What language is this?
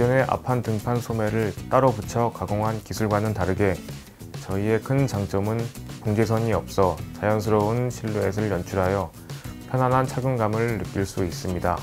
Korean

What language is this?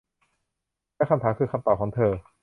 Thai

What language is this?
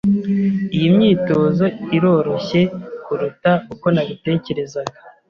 Kinyarwanda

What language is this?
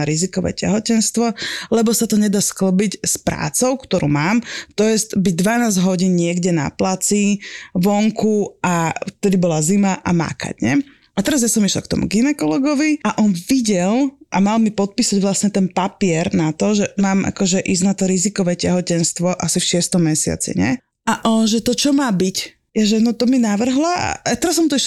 Slovak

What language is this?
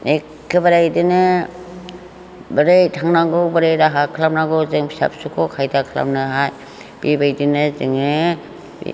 Bodo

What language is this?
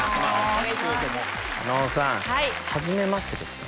Japanese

